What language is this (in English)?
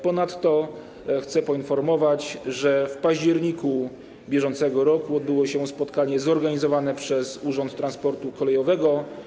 Polish